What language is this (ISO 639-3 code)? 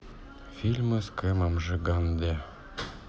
rus